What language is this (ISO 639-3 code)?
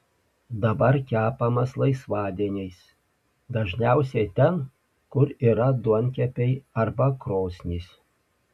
lit